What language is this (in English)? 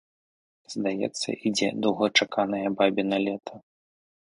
Belarusian